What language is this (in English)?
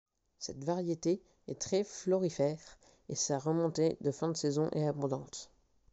French